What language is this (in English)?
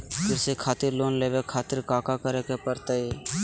Magahi